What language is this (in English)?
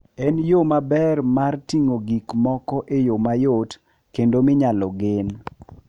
Luo (Kenya and Tanzania)